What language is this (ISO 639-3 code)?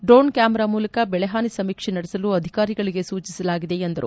kan